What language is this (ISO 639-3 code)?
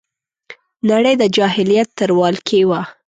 pus